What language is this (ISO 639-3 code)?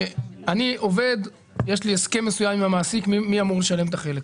heb